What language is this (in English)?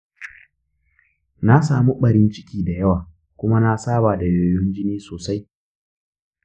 Hausa